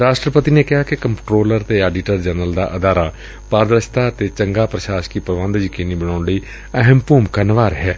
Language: Punjabi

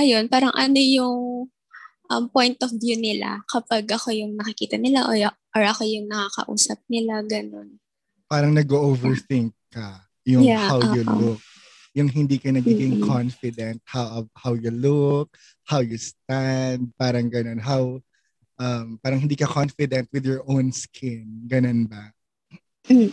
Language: Filipino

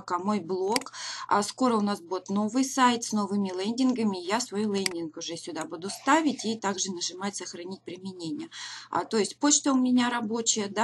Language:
Russian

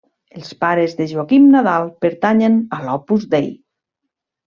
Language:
Catalan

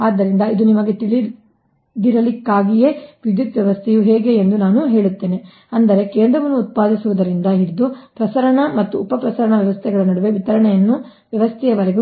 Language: Kannada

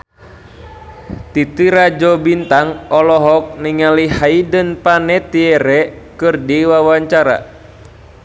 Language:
Sundanese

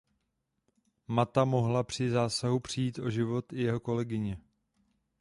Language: Czech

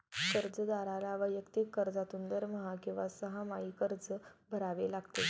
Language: Marathi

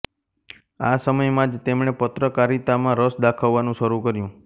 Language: Gujarati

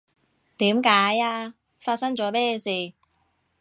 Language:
Cantonese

